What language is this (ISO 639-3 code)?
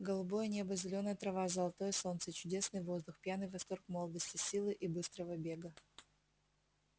rus